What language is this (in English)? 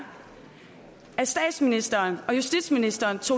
Danish